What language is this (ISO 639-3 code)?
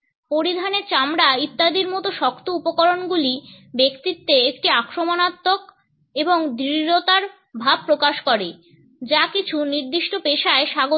ben